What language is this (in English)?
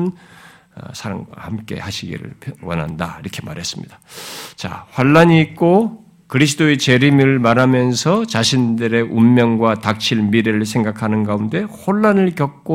Korean